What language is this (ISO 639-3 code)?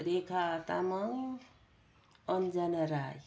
nep